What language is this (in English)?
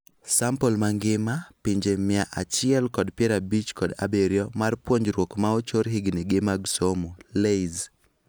Luo (Kenya and Tanzania)